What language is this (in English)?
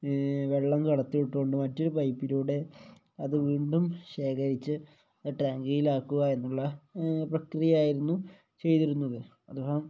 Malayalam